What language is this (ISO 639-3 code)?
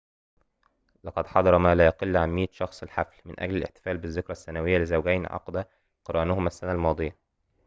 ara